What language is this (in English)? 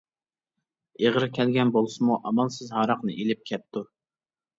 Uyghur